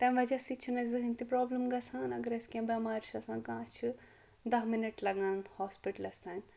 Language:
Kashmiri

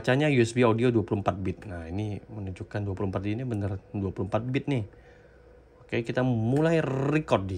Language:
Indonesian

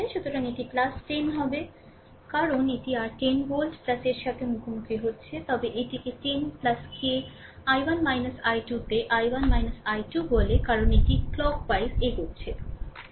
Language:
Bangla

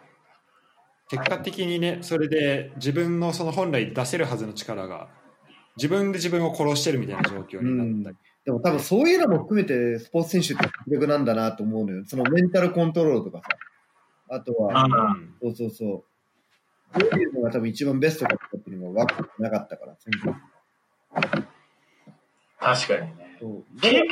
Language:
Japanese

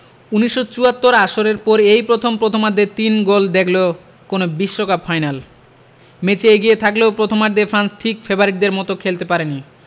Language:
Bangla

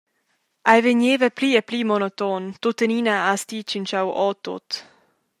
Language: Romansh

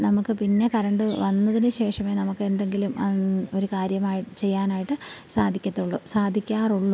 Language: Malayalam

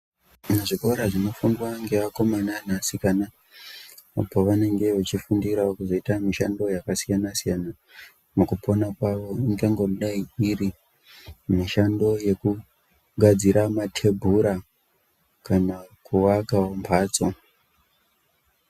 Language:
Ndau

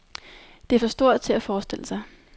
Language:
Danish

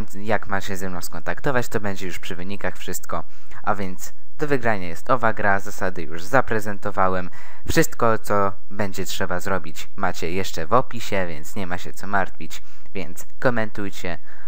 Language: Polish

